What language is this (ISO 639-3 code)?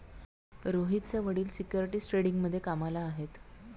mar